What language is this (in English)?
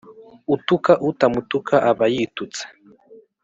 Kinyarwanda